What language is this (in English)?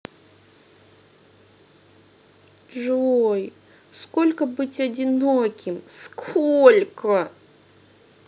Russian